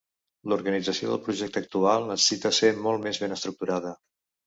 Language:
Catalan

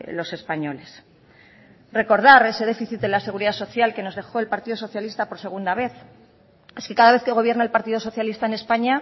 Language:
Spanish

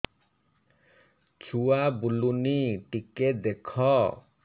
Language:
Odia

